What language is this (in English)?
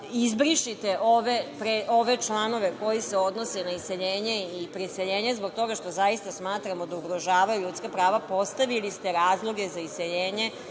Serbian